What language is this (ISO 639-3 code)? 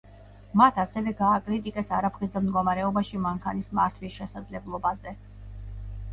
kat